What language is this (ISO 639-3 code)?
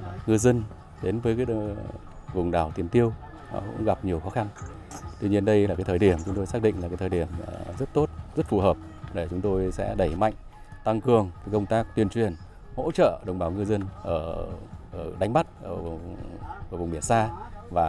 vie